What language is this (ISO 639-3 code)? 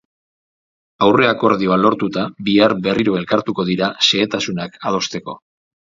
eus